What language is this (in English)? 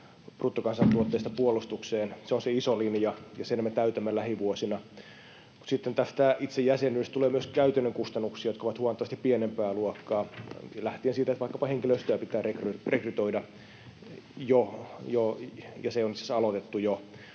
Finnish